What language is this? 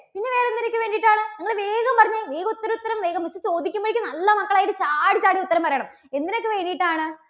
Malayalam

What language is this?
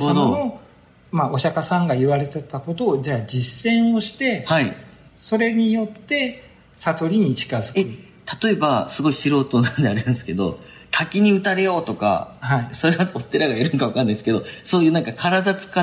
Japanese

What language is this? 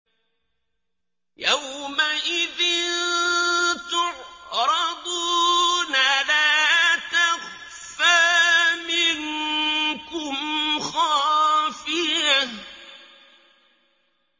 Arabic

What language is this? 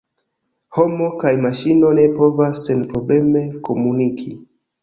Esperanto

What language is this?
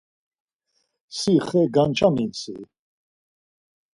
Laz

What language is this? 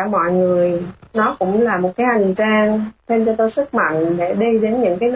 Vietnamese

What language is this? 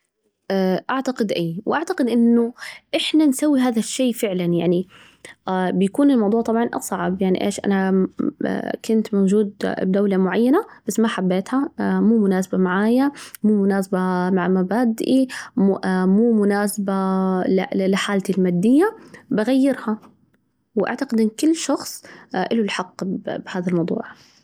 Najdi Arabic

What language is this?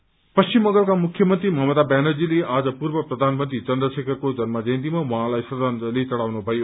Nepali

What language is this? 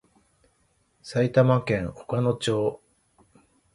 Japanese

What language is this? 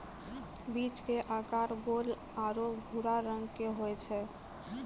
Maithili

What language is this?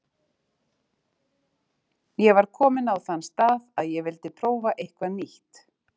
Icelandic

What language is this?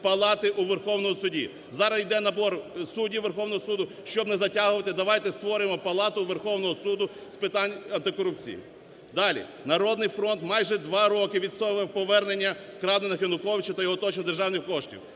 Ukrainian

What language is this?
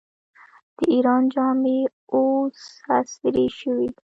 Pashto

